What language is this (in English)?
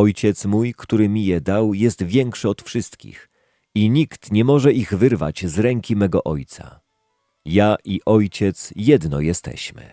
Polish